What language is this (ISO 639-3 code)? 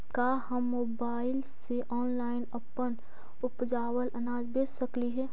mag